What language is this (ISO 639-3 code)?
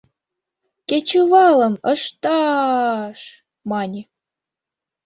chm